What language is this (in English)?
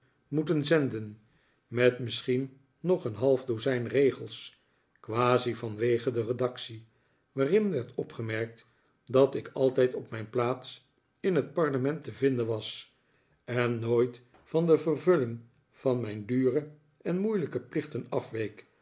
Dutch